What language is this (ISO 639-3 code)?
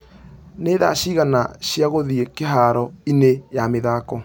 kik